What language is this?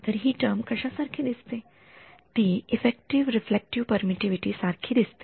Marathi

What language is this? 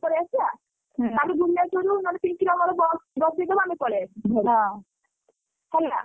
Odia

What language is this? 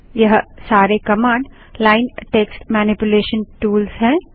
Hindi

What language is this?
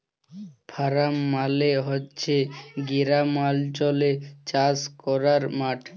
Bangla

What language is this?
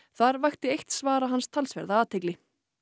Icelandic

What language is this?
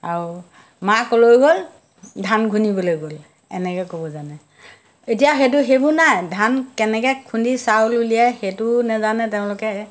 Assamese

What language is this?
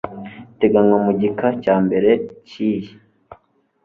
Kinyarwanda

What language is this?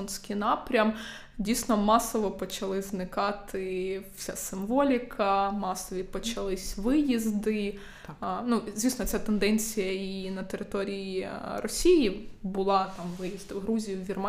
Ukrainian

